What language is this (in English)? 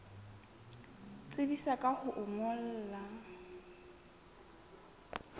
Southern Sotho